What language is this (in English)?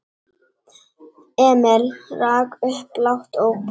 Icelandic